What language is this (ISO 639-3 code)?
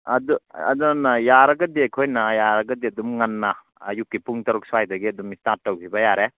mni